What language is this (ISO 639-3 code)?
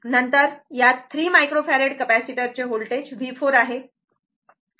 mar